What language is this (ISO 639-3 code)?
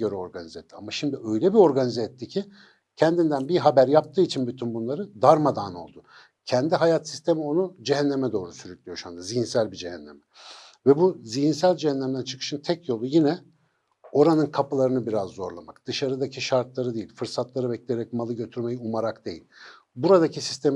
tur